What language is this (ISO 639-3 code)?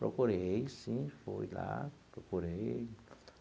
por